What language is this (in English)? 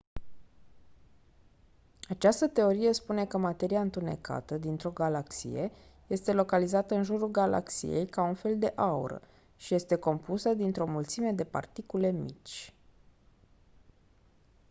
Romanian